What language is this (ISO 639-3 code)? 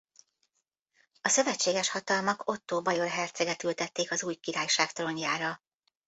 hun